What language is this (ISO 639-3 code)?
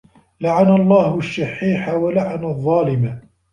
ara